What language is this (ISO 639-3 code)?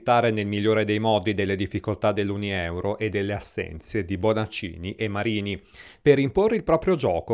ita